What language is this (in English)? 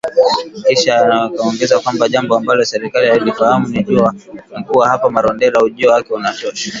Swahili